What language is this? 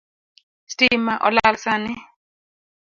Luo (Kenya and Tanzania)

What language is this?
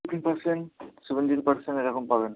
Bangla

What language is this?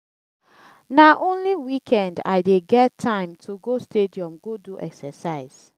Nigerian Pidgin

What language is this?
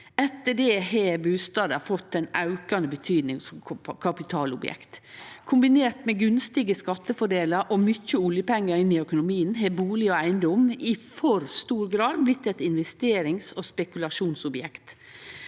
Norwegian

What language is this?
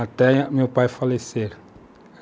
Portuguese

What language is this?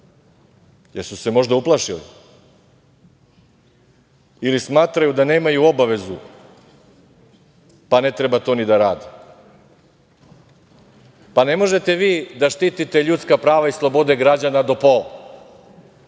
Serbian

